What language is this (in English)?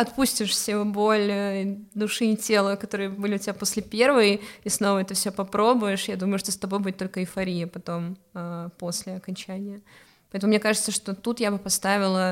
Russian